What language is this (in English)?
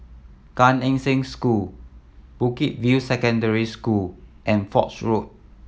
English